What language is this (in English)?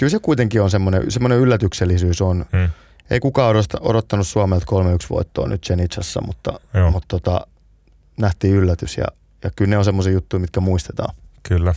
Finnish